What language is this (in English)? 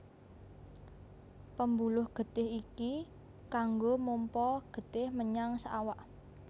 Javanese